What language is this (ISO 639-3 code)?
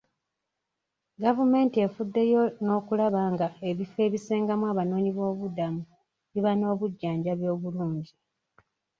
lug